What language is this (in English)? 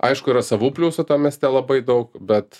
Lithuanian